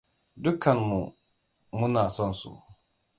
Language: Hausa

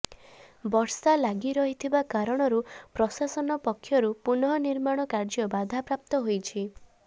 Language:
Odia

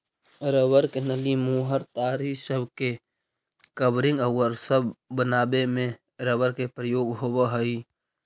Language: Magahi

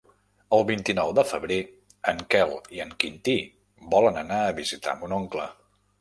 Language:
Catalan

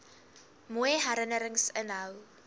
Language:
Afrikaans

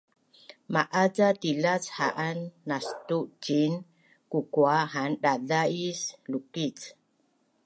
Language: Bunun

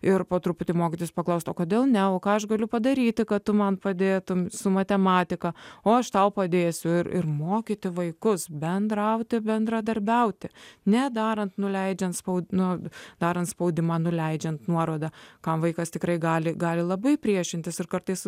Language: Lithuanian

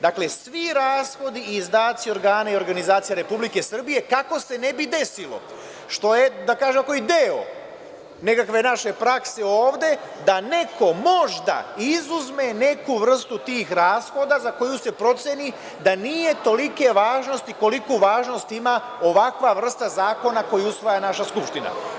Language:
Serbian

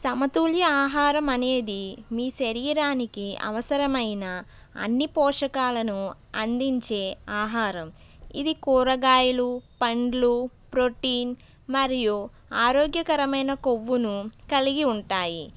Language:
Telugu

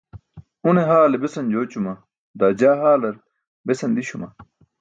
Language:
Burushaski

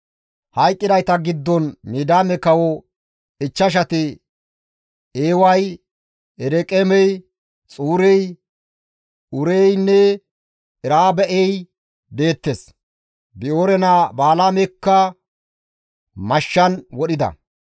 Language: Gamo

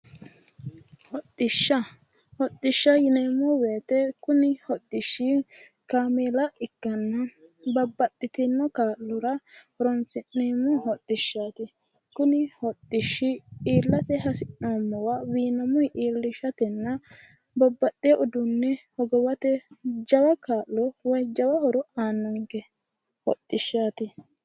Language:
Sidamo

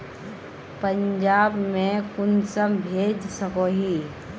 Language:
Magahi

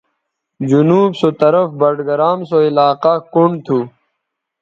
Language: Bateri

